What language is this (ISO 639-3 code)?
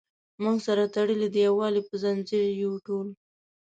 pus